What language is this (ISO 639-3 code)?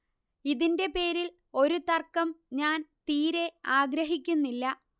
mal